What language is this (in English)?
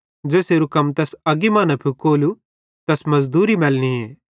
Bhadrawahi